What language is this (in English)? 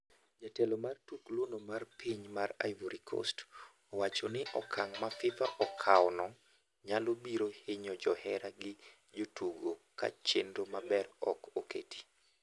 Luo (Kenya and Tanzania)